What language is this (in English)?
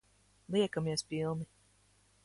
Latvian